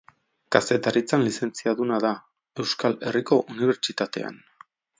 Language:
Basque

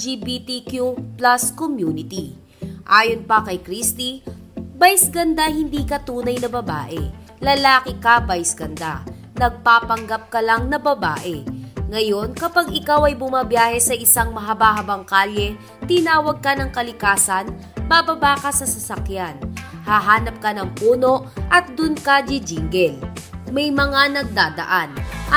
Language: Filipino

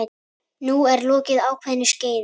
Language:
Icelandic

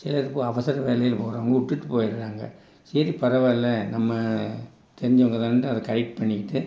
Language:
Tamil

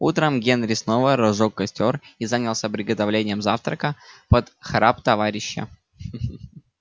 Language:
Russian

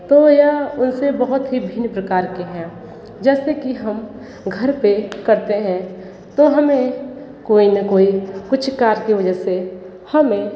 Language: Hindi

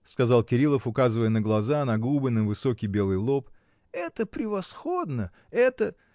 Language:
Russian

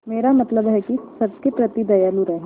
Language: Hindi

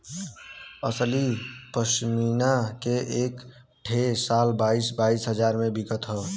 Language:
Bhojpuri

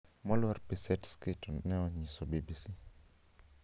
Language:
Luo (Kenya and Tanzania)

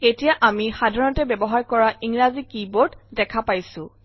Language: Assamese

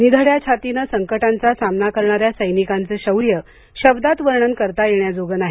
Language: Marathi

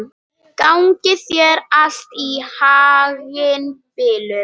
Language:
Icelandic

